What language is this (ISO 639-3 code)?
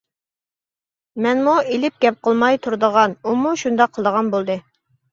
uig